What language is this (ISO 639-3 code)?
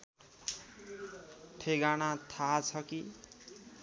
nep